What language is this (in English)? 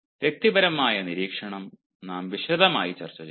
Malayalam